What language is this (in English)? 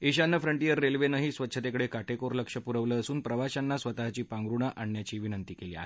Marathi